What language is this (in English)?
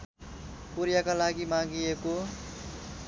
Nepali